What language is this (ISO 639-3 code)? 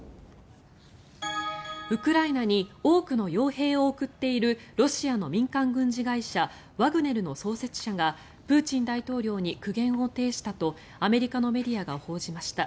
jpn